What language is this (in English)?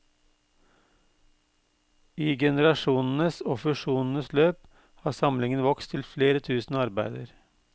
Norwegian